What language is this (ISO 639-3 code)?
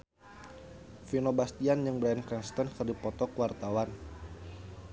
sun